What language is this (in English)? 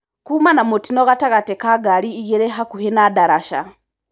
Kikuyu